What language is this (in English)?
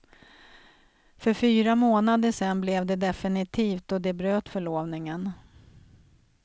Swedish